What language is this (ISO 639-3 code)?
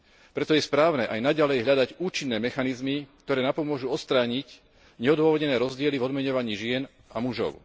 slk